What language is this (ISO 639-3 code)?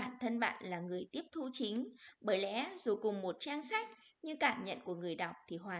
vie